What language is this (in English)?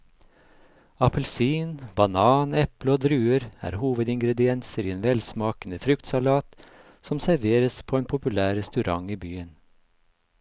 Norwegian